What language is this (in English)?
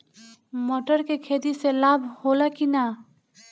Bhojpuri